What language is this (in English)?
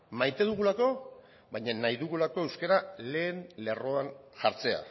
Basque